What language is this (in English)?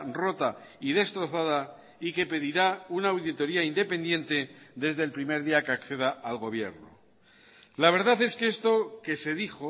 Spanish